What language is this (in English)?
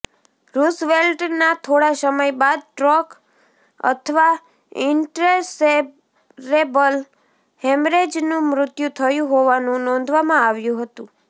Gujarati